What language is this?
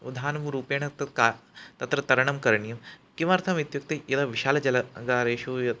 Sanskrit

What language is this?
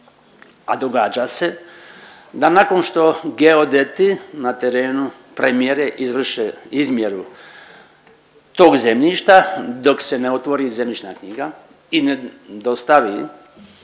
Croatian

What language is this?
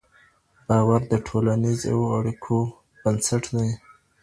Pashto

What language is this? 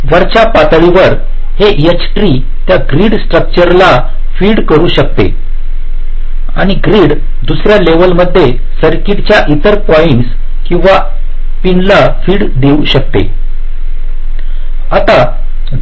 Marathi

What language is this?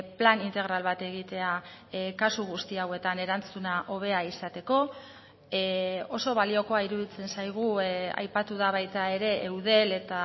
Basque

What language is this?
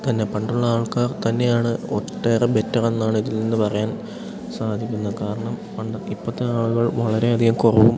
Malayalam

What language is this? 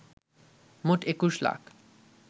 Bangla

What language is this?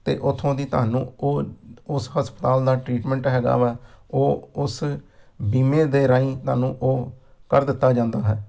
Punjabi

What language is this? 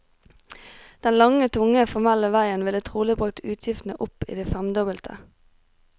Norwegian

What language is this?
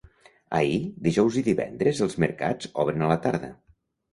Catalan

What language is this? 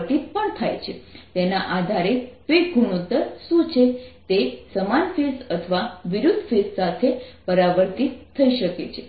Gujarati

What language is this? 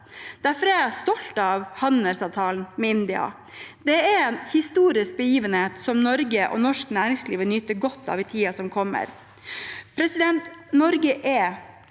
Norwegian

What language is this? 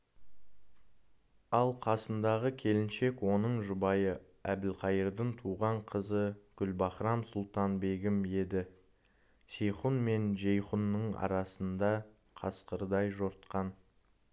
Kazakh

